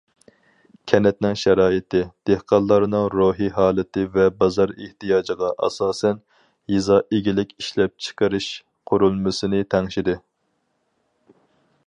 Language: Uyghur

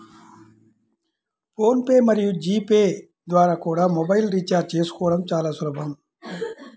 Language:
Telugu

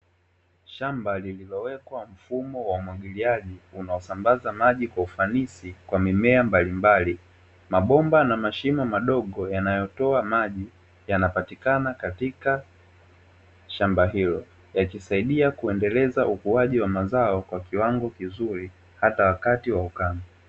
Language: Swahili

